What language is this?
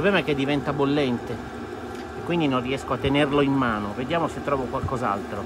Italian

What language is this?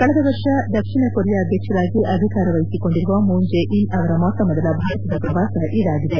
Kannada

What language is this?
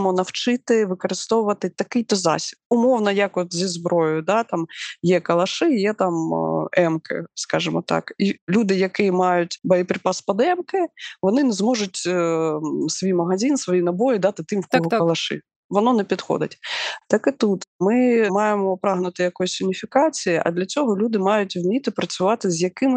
Ukrainian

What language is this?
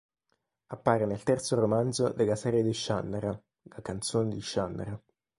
Italian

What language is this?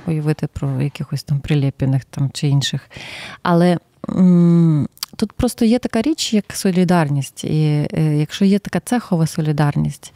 Ukrainian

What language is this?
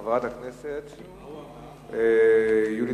Hebrew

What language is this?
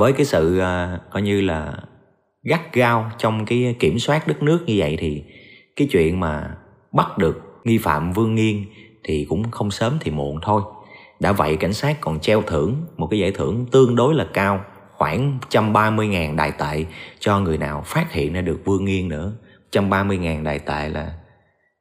Vietnamese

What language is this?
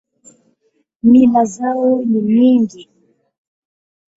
Swahili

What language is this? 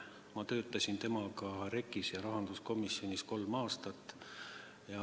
Estonian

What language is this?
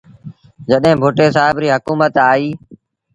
Sindhi Bhil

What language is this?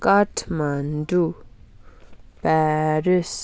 Nepali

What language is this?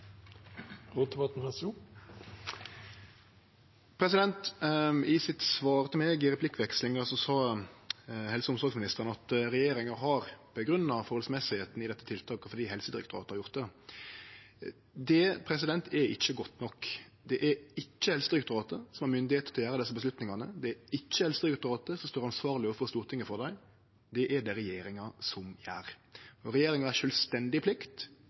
Norwegian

